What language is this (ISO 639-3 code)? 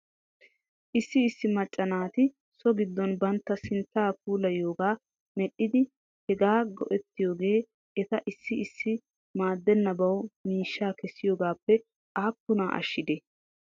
wal